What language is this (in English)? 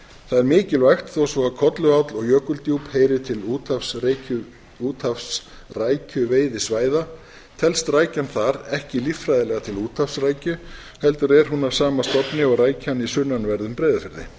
Icelandic